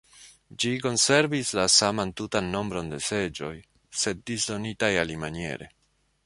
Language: Esperanto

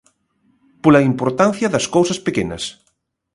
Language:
Galician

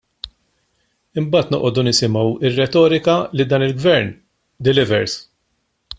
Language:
Maltese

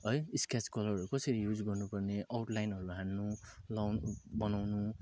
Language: Nepali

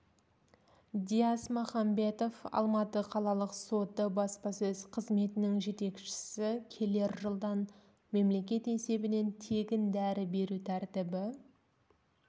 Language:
Kazakh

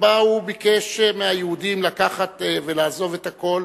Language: Hebrew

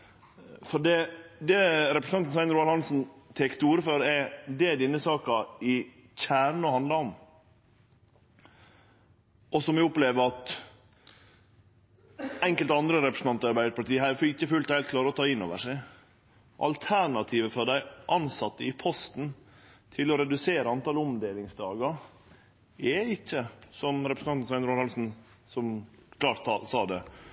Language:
Norwegian Nynorsk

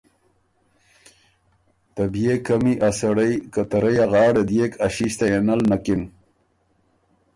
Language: Ormuri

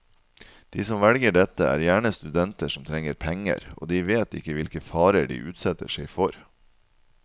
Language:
Norwegian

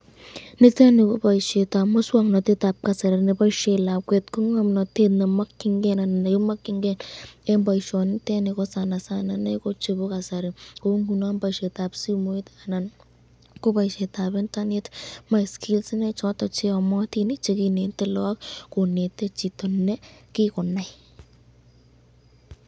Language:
Kalenjin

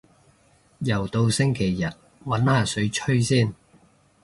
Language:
Cantonese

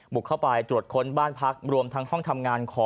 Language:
Thai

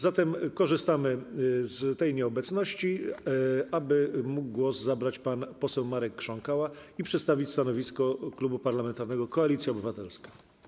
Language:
Polish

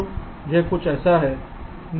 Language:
Hindi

